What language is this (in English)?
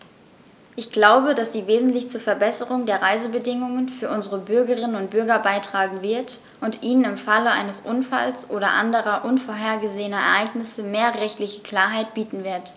German